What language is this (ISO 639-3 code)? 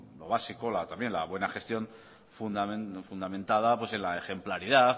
spa